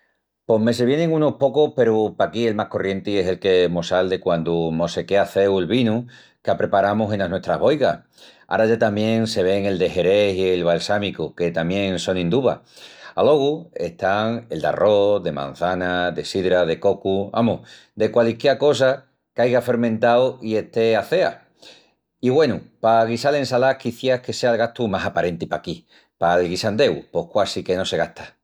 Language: Extremaduran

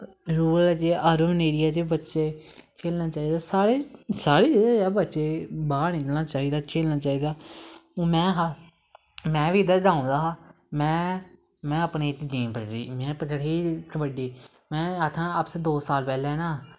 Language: Dogri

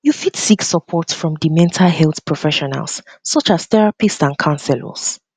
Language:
Nigerian Pidgin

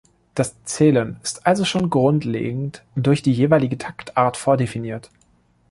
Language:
German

